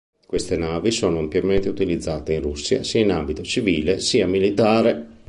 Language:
Italian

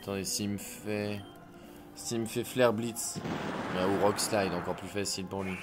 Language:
French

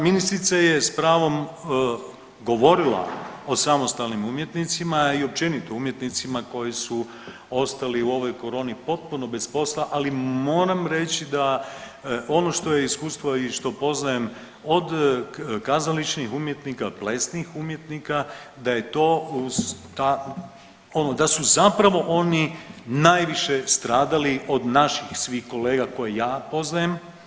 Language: Croatian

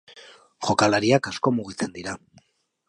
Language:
Basque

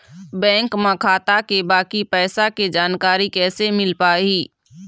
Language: Chhattisgarhi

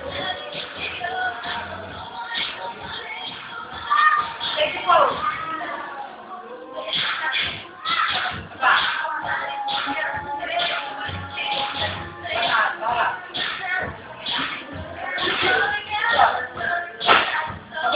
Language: Indonesian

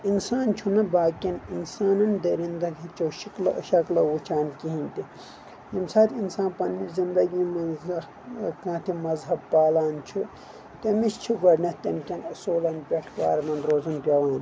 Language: Kashmiri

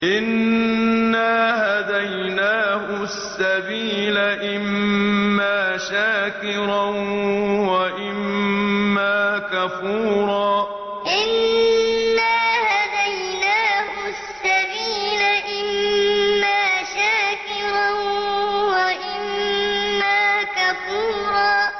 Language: Arabic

